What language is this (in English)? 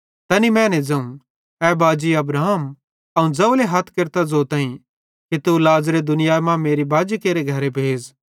Bhadrawahi